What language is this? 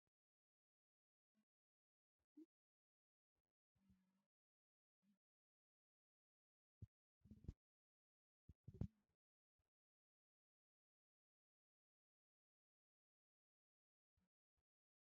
Wolaytta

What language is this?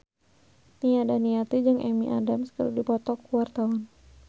Sundanese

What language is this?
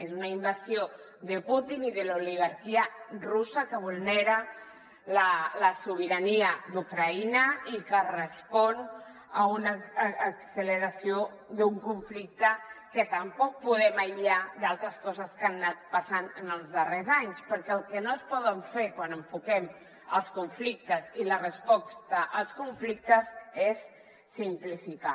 Catalan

